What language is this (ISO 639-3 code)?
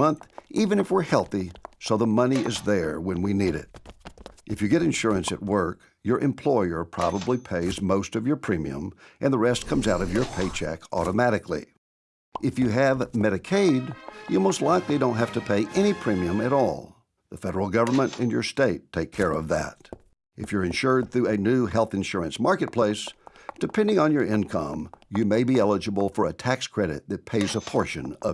eng